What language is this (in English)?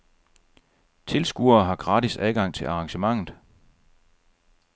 Danish